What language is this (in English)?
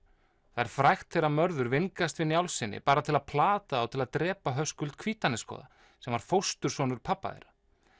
Icelandic